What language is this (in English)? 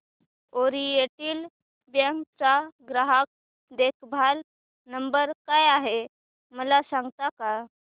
Marathi